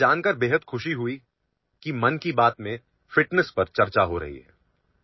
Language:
Marathi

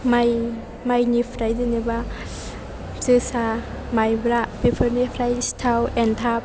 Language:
Bodo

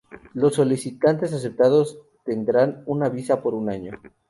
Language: Spanish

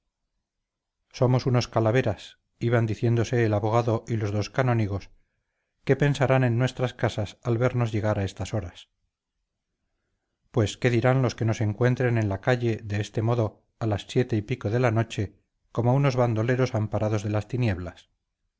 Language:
Spanish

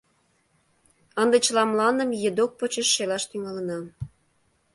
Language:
Mari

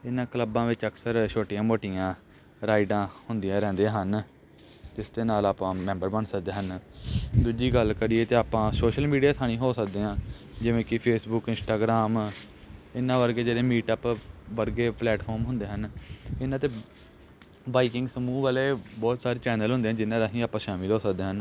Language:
Punjabi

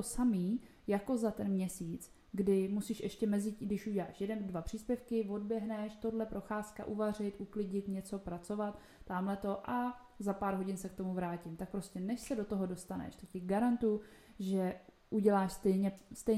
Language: Czech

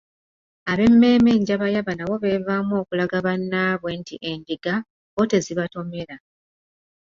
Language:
Ganda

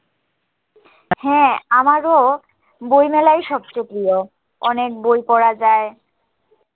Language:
Bangla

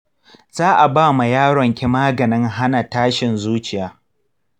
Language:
Hausa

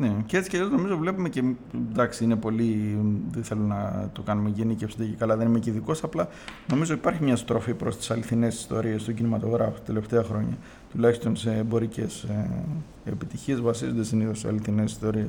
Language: Greek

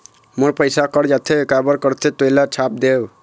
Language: Chhattisgarhi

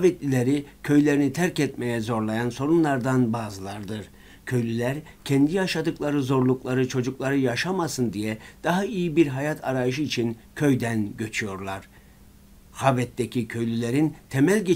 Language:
Turkish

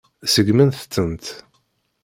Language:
Kabyle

